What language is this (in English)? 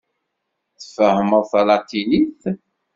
Kabyle